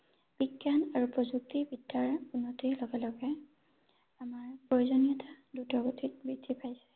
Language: Assamese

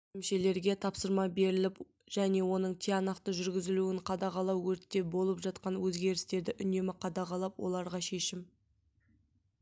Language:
Kazakh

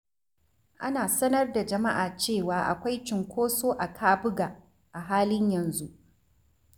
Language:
Hausa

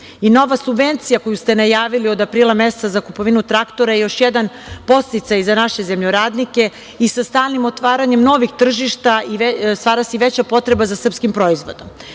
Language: Serbian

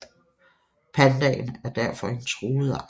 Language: Danish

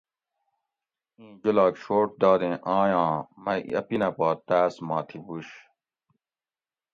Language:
Gawri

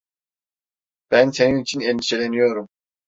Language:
Turkish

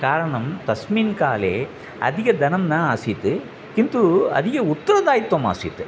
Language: Sanskrit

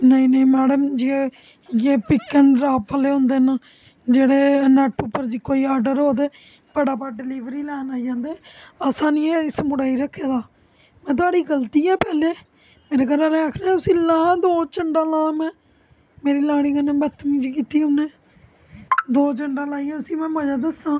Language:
Dogri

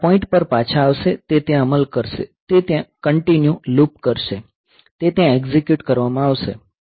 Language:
Gujarati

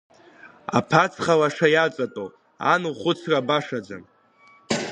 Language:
Abkhazian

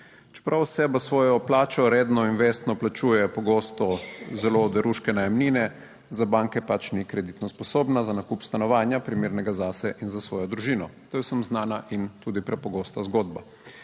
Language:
Slovenian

